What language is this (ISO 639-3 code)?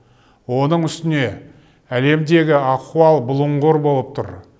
kaz